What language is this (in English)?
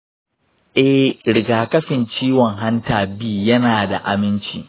Hausa